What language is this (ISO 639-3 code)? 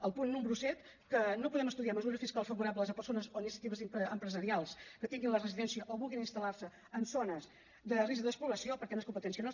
cat